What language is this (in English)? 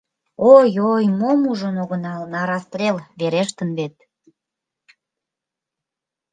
Mari